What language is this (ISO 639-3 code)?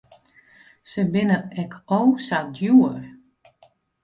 fry